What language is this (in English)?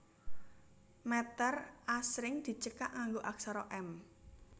Javanese